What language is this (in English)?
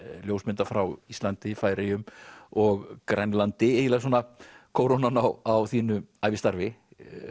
Icelandic